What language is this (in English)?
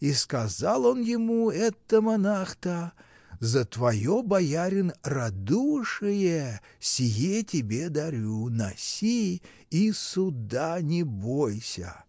Russian